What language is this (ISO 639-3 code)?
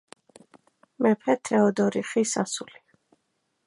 kat